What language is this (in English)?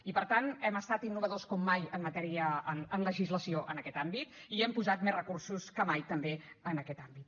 Catalan